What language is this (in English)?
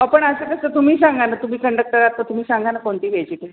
Marathi